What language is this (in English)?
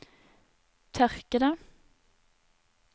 Norwegian